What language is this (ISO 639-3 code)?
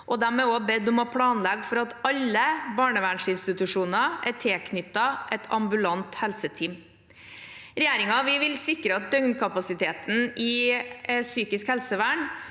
nor